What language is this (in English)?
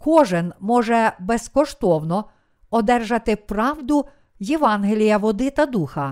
Ukrainian